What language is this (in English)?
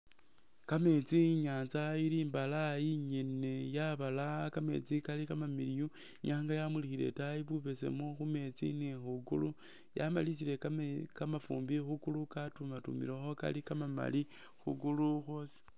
Masaaba